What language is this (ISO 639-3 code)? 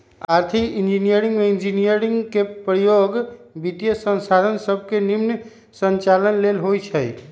mag